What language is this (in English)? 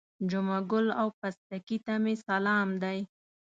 Pashto